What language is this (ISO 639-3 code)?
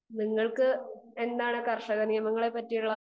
mal